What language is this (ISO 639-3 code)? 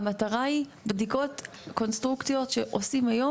heb